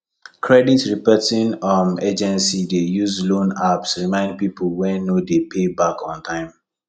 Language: Nigerian Pidgin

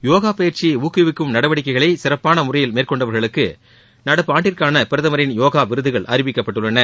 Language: Tamil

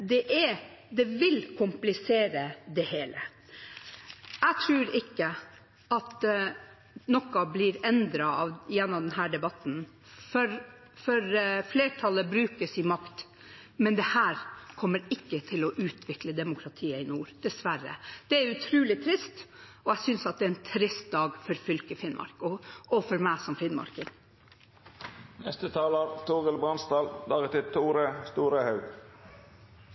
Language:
Norwegian Bokmål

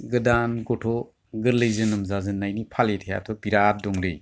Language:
Bodo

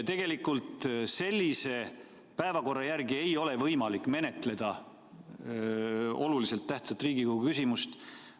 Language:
Estonian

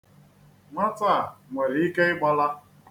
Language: Igbo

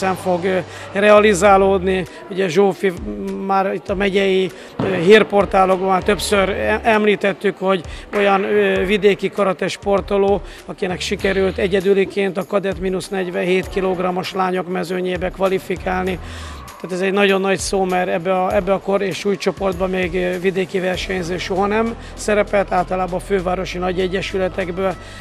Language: Hungarian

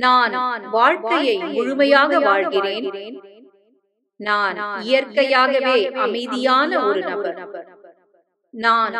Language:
Tamil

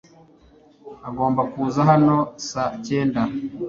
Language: Kinyarwanda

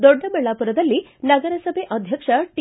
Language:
Kannada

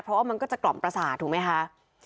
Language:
Thai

